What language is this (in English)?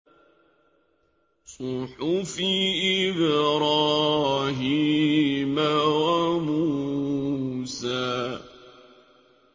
Arabic